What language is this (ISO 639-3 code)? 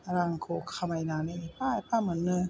brx